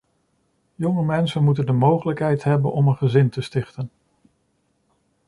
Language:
Dutch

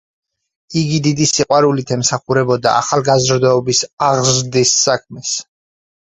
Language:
Georgian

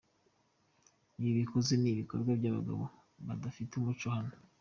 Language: Kinyarwanda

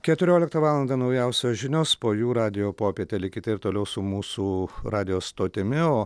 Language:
Lithuanian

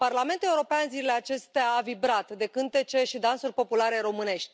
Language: Romanian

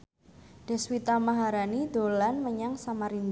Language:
Javanese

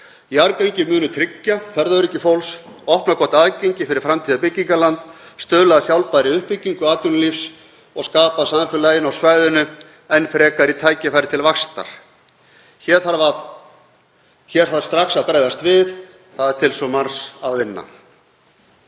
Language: Icelandic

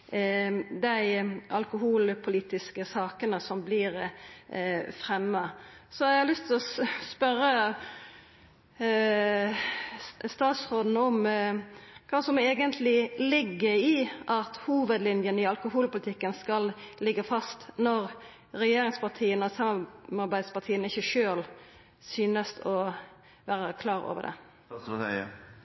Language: Norwegian Nynorsk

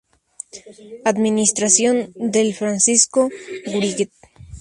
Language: Spanish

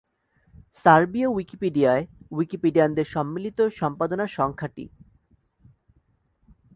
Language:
Bangla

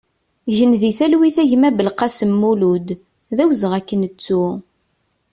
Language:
Kabyle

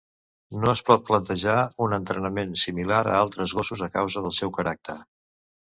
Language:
Catalan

